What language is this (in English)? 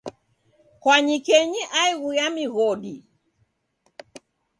Taita